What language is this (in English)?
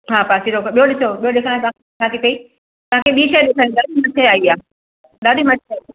Sindhi